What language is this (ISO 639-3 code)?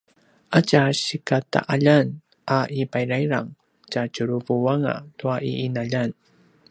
pwn